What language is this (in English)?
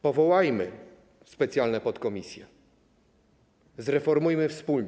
Polish